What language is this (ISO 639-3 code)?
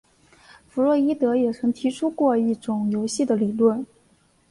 zho